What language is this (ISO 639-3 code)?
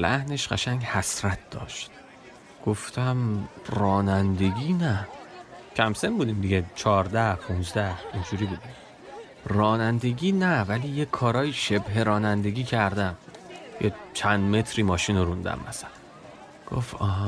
fas